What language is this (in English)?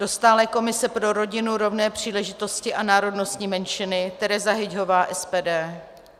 Czech